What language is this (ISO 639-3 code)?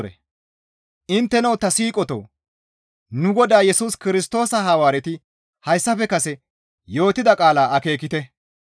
gmv